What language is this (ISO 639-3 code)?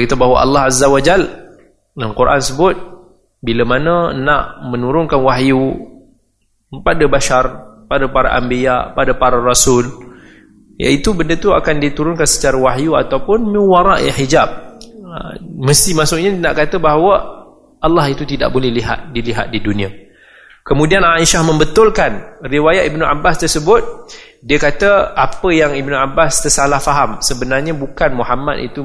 msa